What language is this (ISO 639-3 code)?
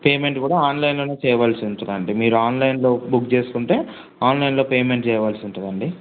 tel